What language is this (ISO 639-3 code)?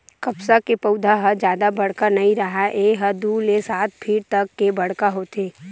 hne